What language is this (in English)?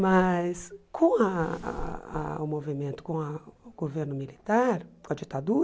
Portuguese